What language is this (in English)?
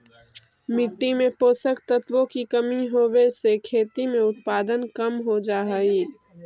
Magahi